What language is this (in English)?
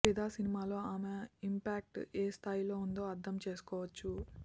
Telugu